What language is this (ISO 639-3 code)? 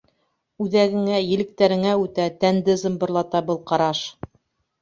bak